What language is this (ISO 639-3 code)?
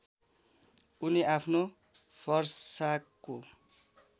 nep